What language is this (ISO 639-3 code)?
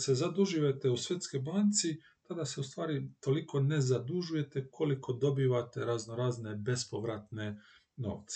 hrv